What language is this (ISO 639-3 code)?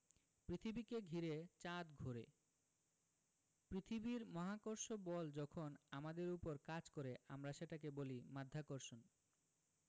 ben